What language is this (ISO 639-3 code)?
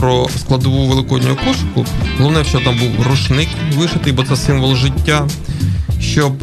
ukr